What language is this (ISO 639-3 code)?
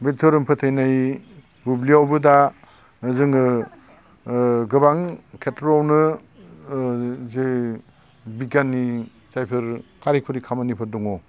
brx